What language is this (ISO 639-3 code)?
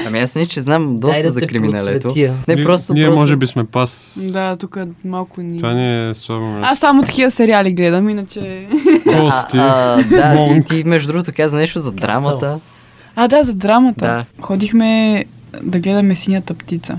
bul